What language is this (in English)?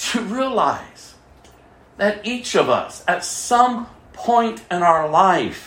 English